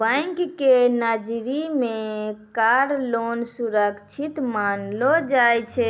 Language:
Maithili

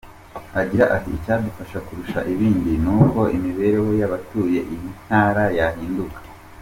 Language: Kinyarwanda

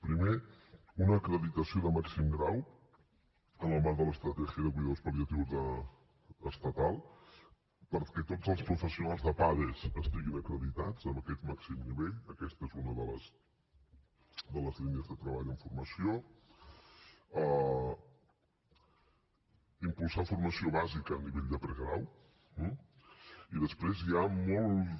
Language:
Catalan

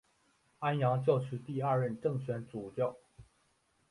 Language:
Chinese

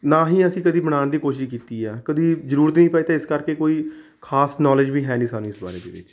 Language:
Punjabi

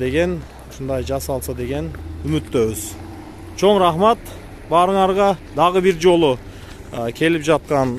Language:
Turkish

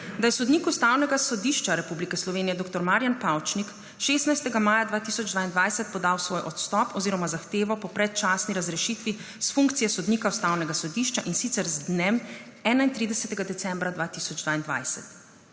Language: Slovenian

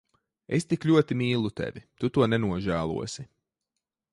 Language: Latvian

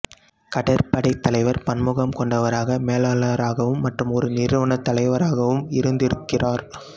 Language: Tamil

